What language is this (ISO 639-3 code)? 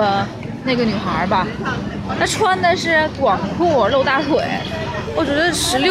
zho